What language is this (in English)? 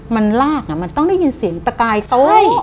Thai